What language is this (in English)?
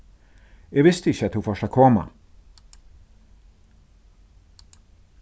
Faroese